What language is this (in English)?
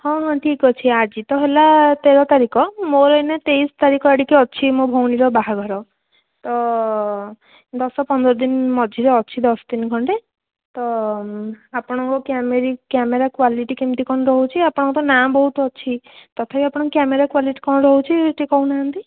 Odia